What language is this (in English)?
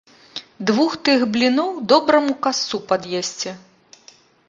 Belarusian